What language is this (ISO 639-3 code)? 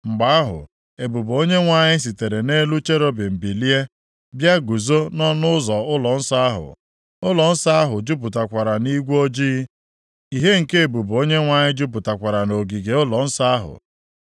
ibo